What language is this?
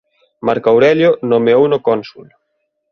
Galician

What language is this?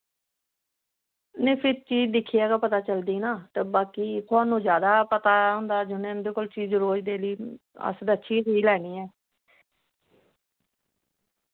Dogri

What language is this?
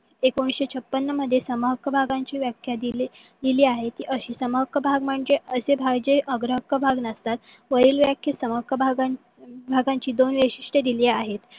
Marathi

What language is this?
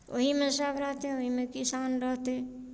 Maithili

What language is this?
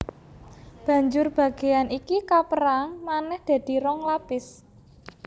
Javanese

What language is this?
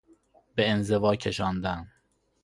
Persian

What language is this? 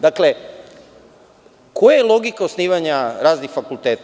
Serbian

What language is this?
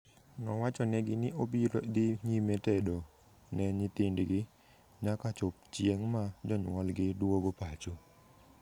Luo (Kenya and Tanzania)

